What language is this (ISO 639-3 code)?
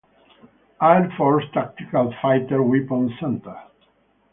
ita